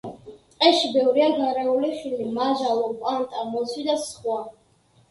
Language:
Georgian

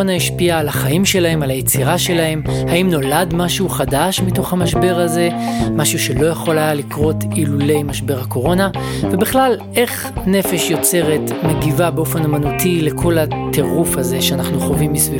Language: Hebrew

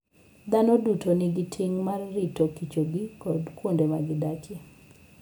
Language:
Luo (Kenya and Tanzania)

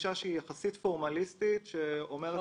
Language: Hebrew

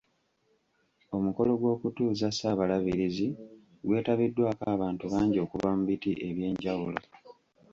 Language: Ganda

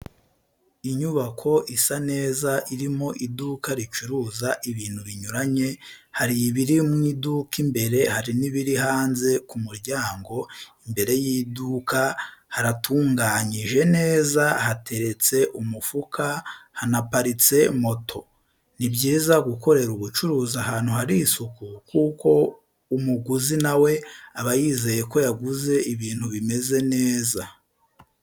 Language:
Kinyarwanda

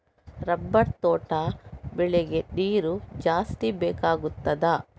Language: Kannada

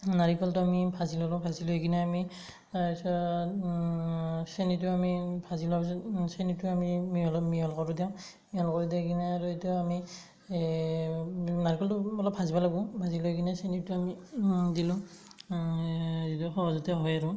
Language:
Assamese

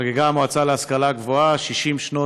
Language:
Hebrew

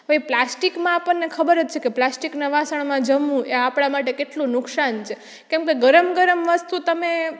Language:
Gujarati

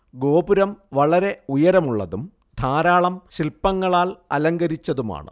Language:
Malayalam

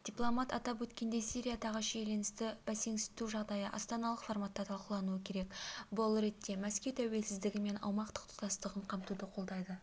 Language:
Kazakh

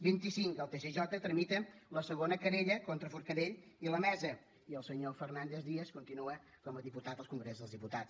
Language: Catalan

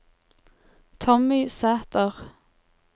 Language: Norwegian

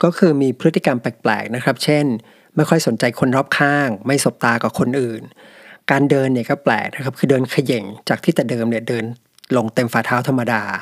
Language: Thai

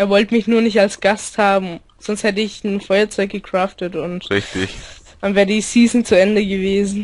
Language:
German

